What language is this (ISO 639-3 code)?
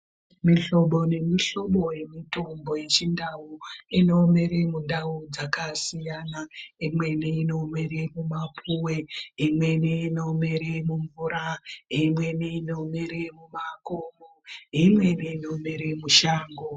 ndc